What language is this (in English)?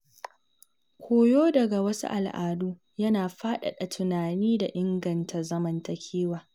Hausa